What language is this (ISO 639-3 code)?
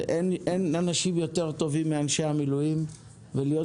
heb